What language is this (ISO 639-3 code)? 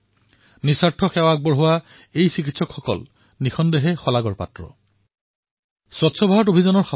asm